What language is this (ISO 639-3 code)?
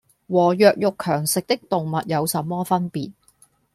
yue